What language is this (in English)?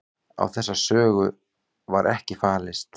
Icelandic